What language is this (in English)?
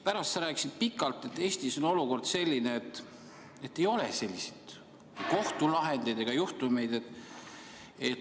Estonian